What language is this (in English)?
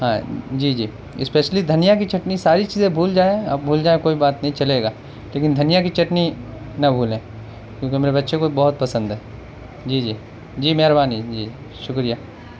Urdu